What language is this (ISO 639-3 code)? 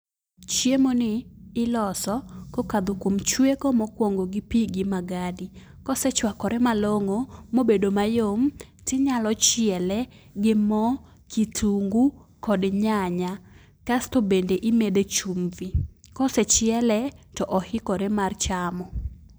luo